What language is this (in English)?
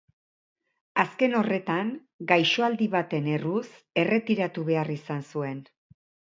Basque